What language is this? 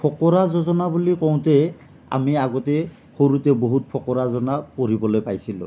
Assamese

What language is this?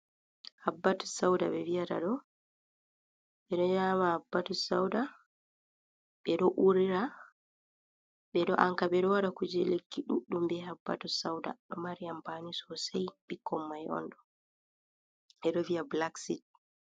Fula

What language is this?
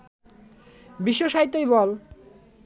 Bangla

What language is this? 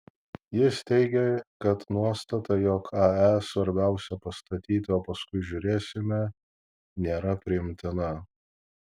Lithuanian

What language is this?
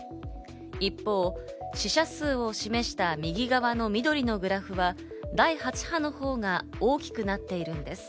Japanese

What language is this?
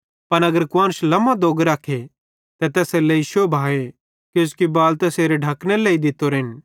Bhadrawahi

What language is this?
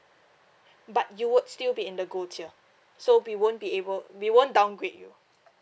English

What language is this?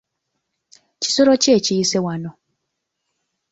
Ganda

